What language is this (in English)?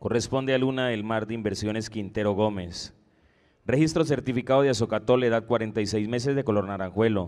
Spanish